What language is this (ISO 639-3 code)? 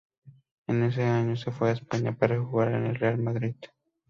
spa